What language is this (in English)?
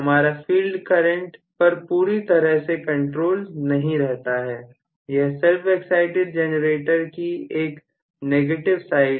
Hindi